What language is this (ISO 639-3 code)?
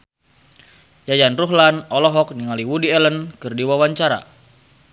sun